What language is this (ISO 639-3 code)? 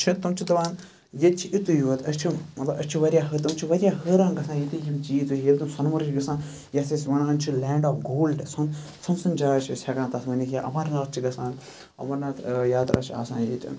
kas